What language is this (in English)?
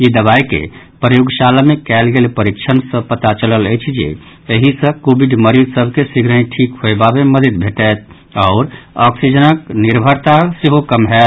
Maithili